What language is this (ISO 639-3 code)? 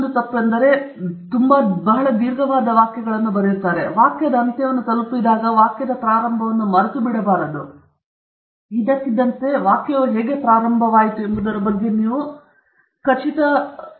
kan